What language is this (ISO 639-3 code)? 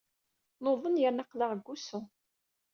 kab